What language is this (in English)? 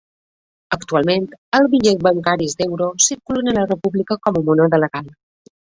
Catalan